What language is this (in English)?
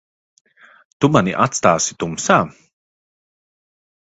Latvian